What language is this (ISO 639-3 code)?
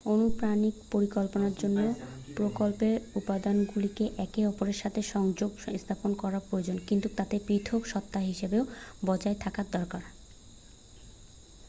ben